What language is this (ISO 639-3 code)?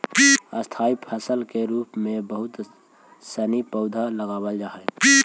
mag